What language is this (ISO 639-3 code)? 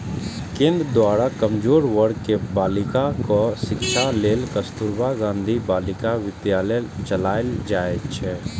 mai